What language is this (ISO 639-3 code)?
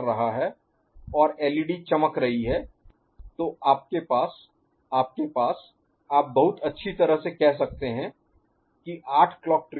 hin